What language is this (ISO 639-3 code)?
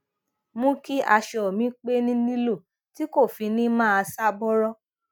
yor